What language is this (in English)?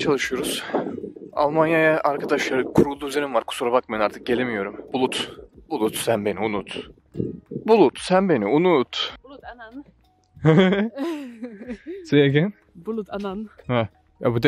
Turkish